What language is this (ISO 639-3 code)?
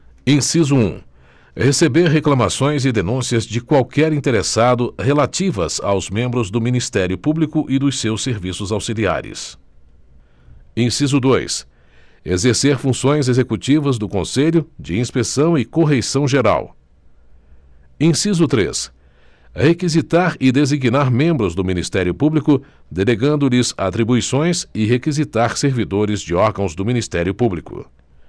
por